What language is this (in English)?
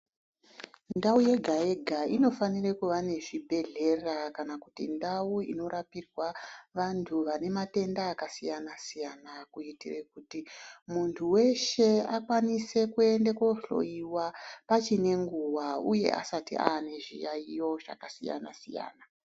Ndau